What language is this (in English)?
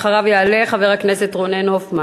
Hebrew